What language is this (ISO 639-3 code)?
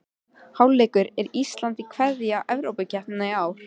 isl